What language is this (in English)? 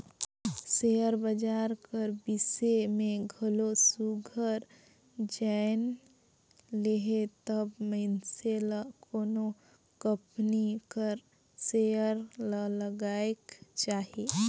Chhattisgarhi